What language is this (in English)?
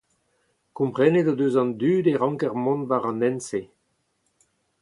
Breton